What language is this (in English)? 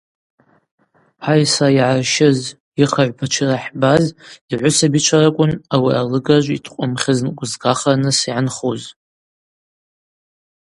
Abaza